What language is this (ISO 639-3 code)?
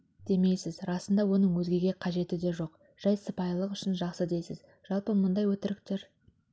kaz